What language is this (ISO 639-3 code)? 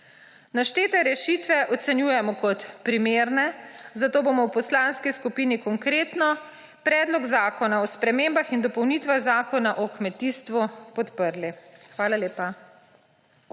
slv